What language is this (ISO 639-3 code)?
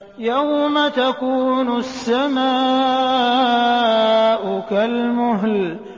ara